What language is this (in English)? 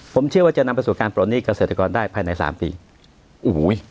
Thai